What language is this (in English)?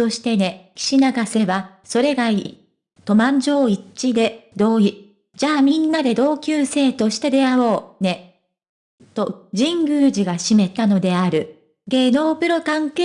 Japanese